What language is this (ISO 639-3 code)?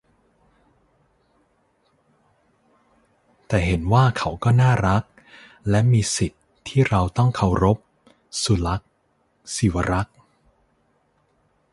tha